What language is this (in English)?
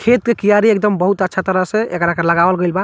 Bhojpuri